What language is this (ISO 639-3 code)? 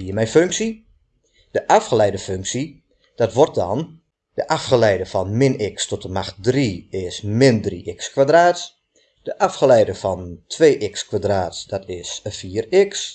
nld